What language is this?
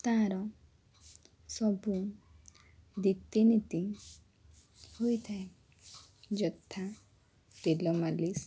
Odia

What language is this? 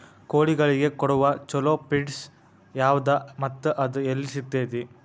Kannada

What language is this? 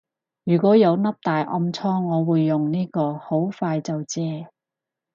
Cantonese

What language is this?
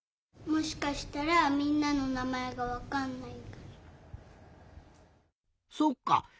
Japanese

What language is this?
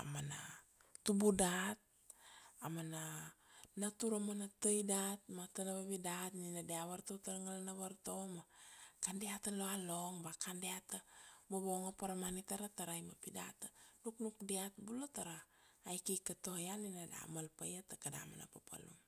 Kuanua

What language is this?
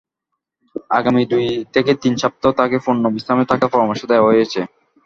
Bangla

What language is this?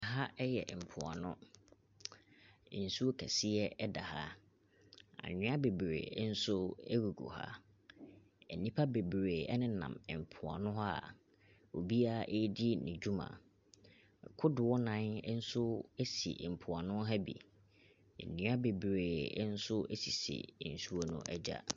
Akan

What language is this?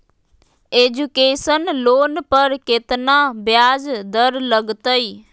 Magahi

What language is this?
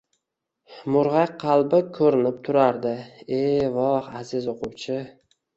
Uzbek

